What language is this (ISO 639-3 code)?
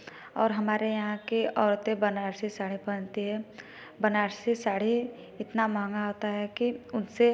hin